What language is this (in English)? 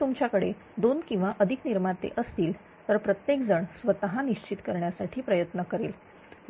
Marathi